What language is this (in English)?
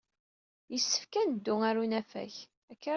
Kabyle